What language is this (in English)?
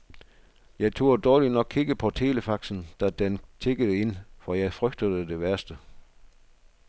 Danish